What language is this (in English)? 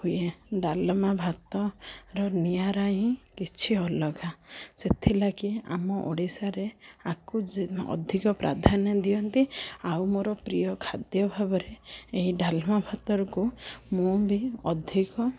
Odia